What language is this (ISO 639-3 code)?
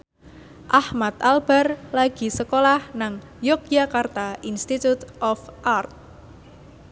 jav